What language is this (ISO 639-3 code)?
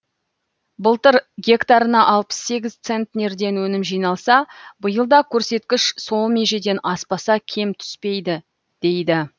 kaz